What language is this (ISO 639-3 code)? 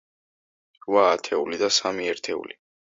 kat